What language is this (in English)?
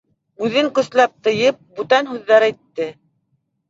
Bashkir